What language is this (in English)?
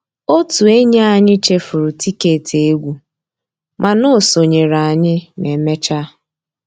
Igbo